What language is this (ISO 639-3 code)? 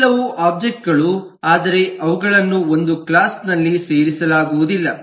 kan